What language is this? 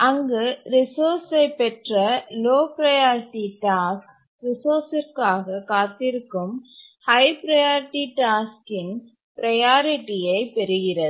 Tamil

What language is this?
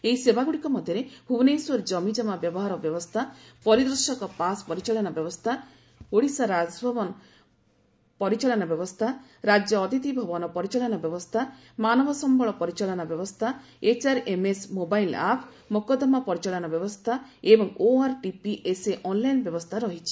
Odia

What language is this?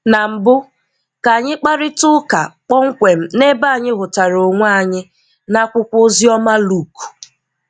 Igbo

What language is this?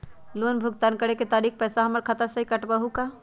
Magahi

